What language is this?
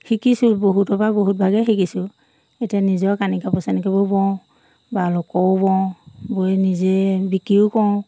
Assamese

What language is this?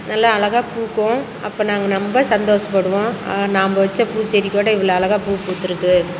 Tamil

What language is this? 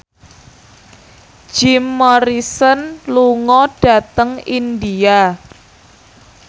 Javanese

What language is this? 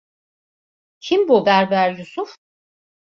Turkish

